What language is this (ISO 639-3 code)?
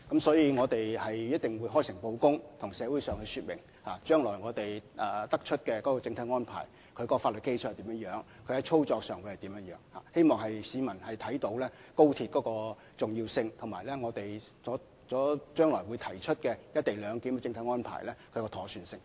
yue